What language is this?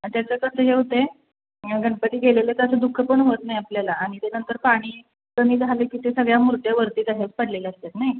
Marathi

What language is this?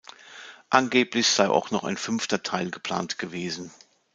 German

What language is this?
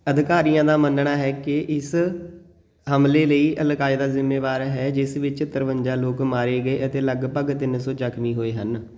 Punjabi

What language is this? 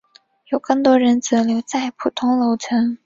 Chinese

